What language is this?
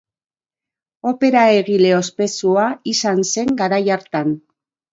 Basque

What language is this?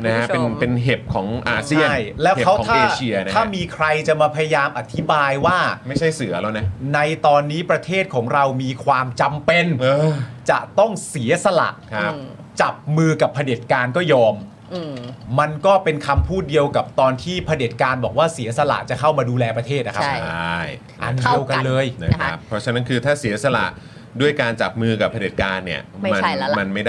Thai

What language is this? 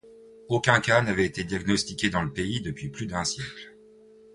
French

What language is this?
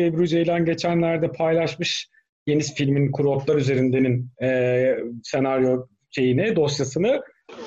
Turkish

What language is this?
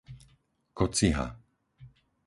Slovak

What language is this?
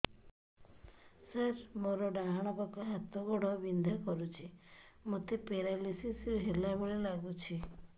Odia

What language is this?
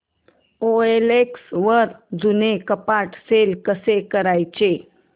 Marathi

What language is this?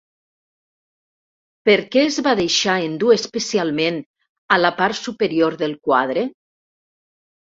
Catalan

